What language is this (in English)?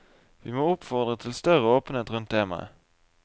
Norwegian